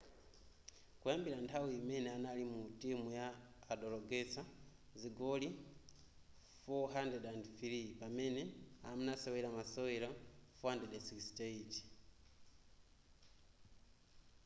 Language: Nyanja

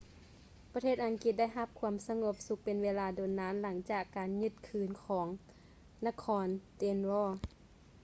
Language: Lao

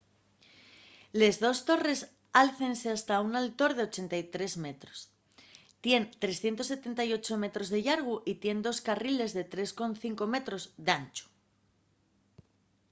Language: Asturian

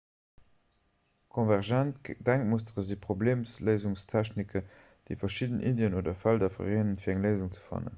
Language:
Luxembourgish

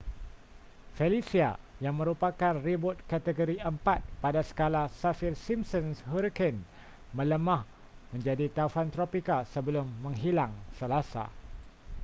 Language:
Malay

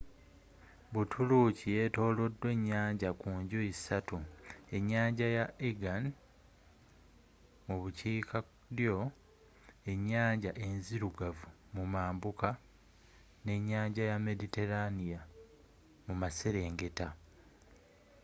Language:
Ganda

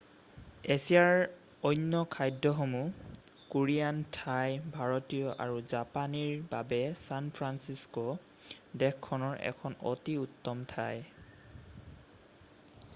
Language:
Assamese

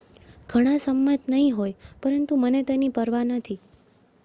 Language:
Gujarati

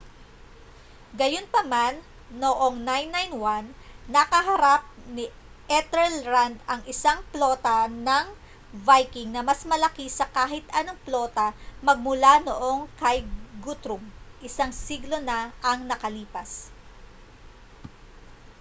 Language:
Filipino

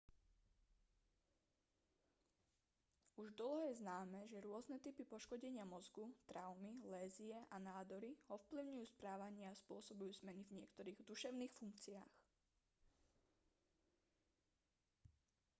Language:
Slovak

